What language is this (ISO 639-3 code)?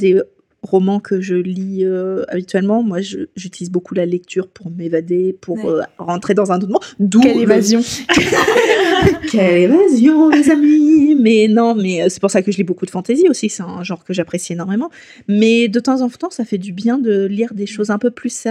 fra